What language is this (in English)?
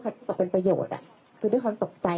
Thai